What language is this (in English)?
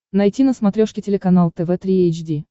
Russian